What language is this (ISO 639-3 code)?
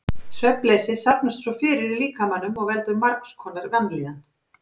isl